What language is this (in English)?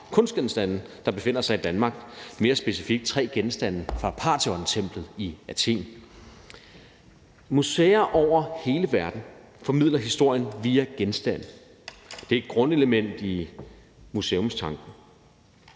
Danish